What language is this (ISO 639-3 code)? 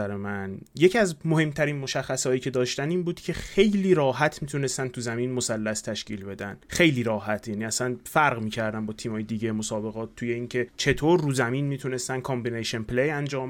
fas